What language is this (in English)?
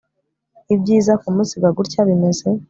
Kinyarwanda